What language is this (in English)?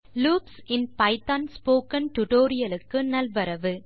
Tamil